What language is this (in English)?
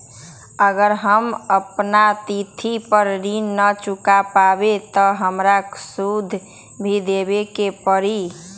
Magahi